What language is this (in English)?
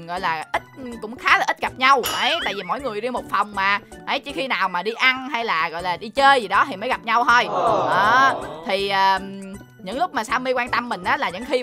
Vietnamese